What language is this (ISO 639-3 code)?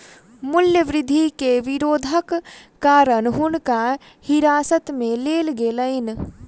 mai